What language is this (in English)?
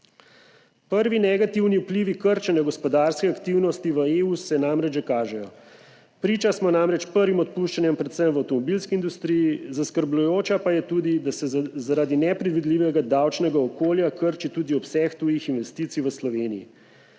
Slovenian